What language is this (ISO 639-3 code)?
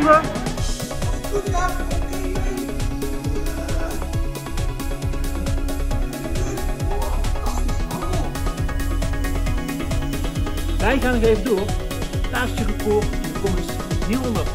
nld